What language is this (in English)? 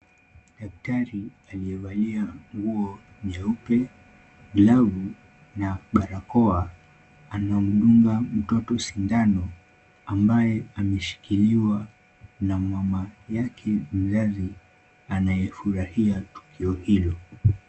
Swahili